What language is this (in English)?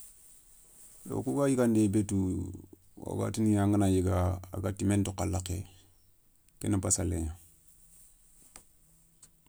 Soninke